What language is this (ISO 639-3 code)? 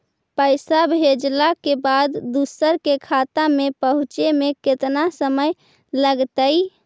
mag